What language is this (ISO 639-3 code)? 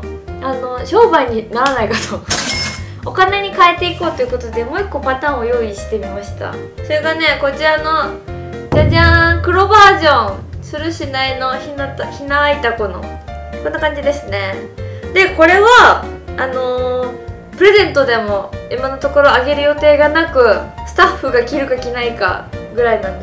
jpn